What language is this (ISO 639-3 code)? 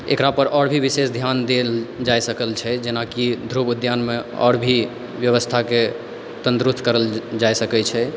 mai